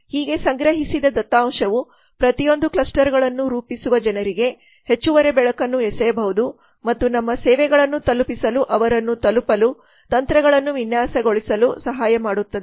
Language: Kannada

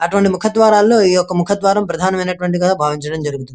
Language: Telugu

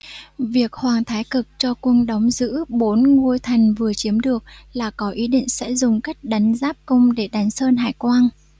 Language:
Vietnamese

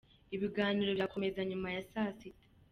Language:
Kinyarwanda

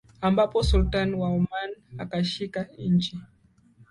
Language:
Swahili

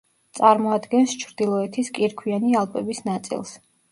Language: Georgian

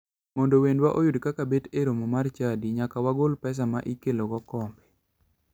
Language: Luo (Kenya and Tanzania)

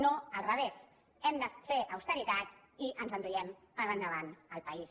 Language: Catalan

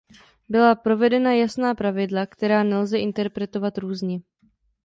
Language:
Czech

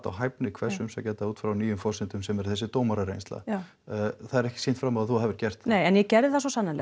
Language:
Icelandic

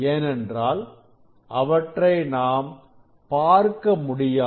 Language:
Tamil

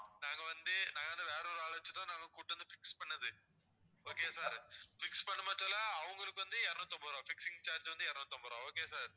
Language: Tamil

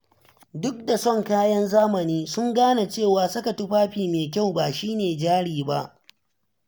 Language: Hausa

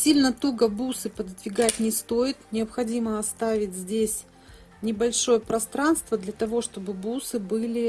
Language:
Russian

